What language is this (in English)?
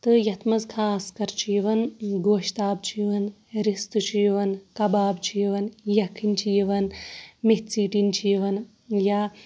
Kashmiri